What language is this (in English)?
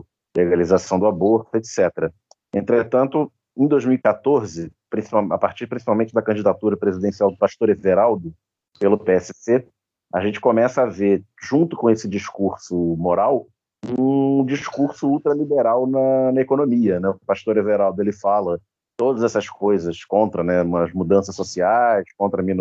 Portuguese